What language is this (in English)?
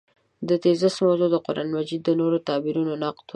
Pashto